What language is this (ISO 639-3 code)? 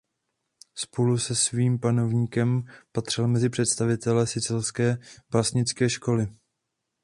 ces